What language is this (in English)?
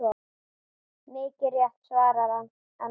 Icelandic